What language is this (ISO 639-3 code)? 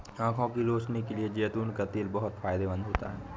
hin